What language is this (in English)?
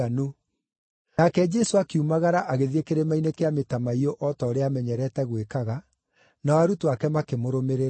Kikuyu